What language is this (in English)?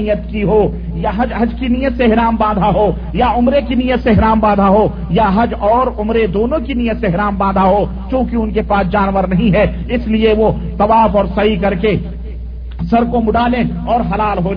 Urdu